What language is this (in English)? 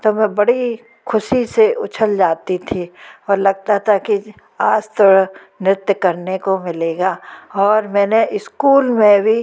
Hindi